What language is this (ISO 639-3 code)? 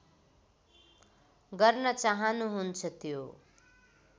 nep